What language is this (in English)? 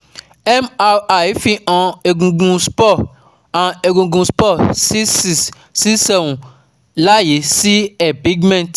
Yoruba